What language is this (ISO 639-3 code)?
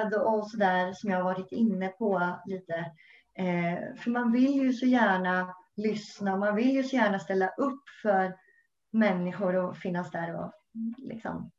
swe